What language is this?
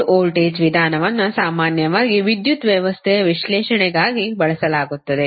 Kannada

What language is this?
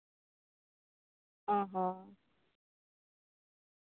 Santali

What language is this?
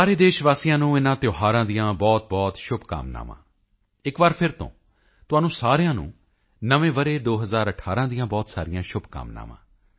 Punjabi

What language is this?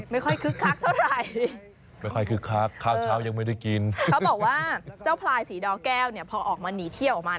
Thai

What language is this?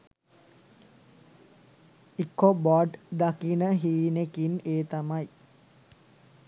Sinhala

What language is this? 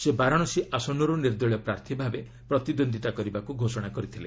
Odia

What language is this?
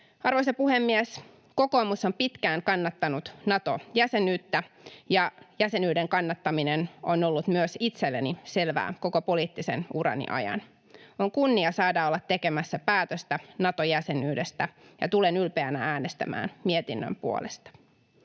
Finnish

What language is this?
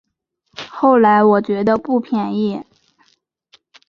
Chinese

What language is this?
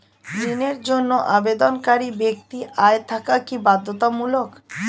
Bangla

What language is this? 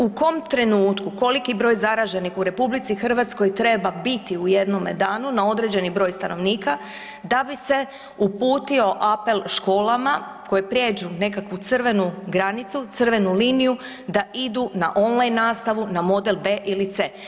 Croatian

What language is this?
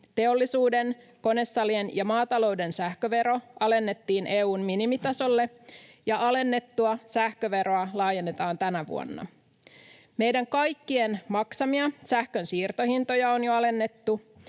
Finnish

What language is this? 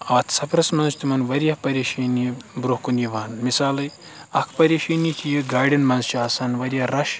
Kashmiri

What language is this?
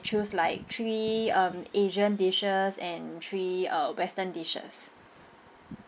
English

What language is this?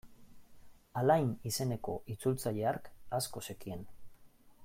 Basque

